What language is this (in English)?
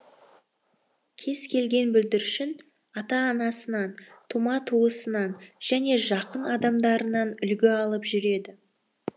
Kazakh